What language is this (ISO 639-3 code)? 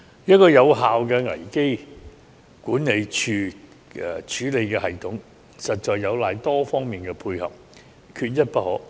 yue